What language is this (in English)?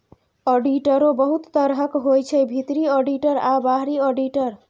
Maithili